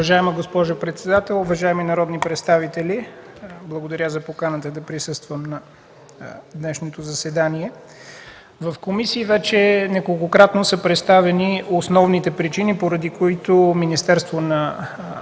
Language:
Bulgarian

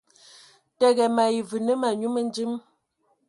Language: Ewondo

